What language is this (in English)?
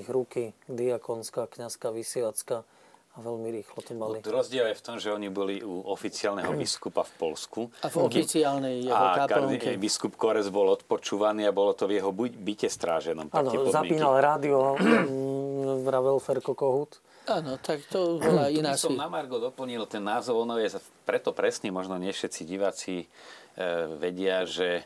Slovak